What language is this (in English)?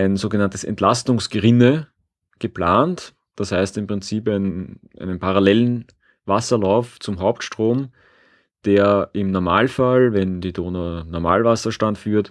German